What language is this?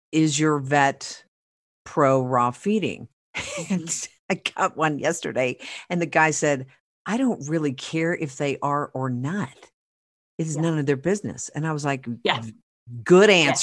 English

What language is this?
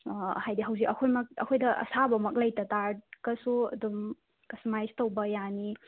Manipuri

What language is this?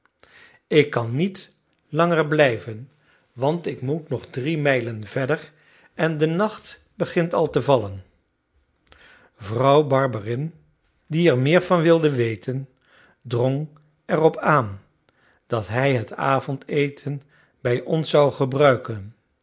Dutch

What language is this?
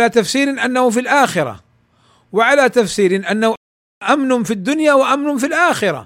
Arabic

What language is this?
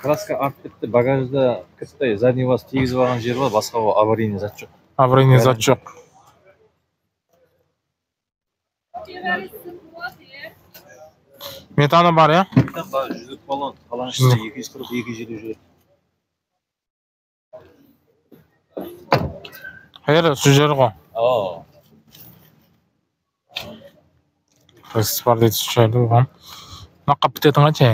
Turkish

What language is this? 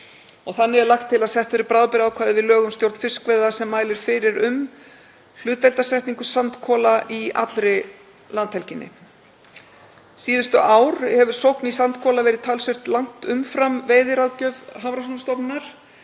Icelandic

